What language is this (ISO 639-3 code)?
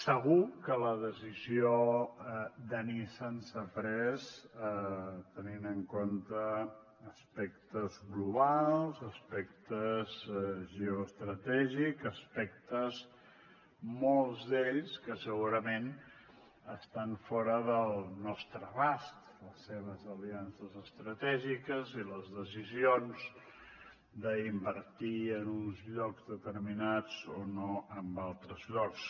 cat